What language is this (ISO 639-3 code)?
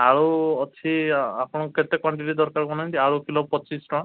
ori